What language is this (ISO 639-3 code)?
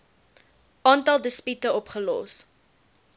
afr